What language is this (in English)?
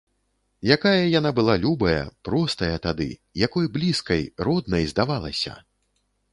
Belarusian